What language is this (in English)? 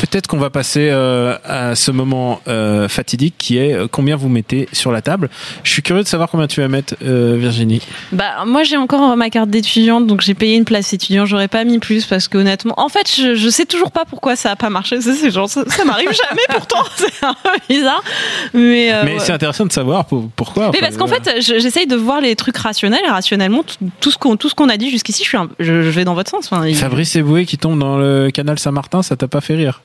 French